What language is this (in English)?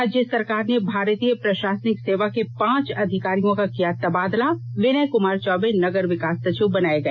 Hindi